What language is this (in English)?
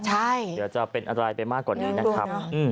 Thai